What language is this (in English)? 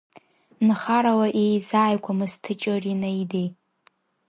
Abkhazian